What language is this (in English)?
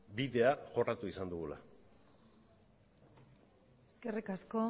Basque